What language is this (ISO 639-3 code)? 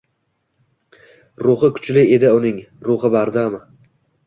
uzb